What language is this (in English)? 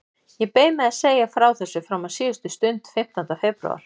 Icelandic